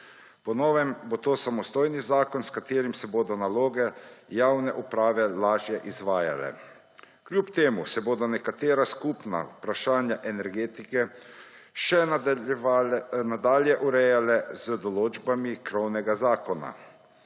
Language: Slovenian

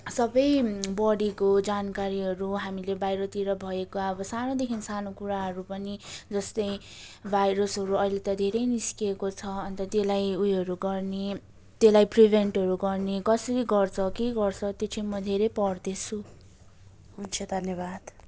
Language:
Nepali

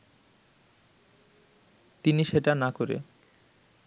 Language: Bangla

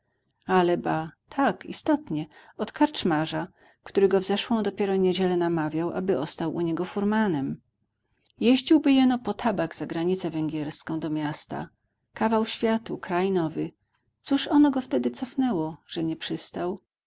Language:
Polish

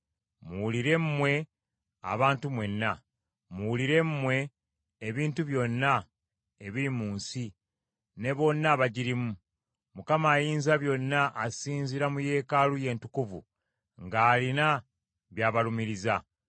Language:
Ganda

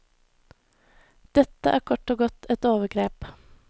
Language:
Norwegian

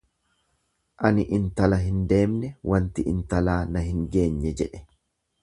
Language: Oromo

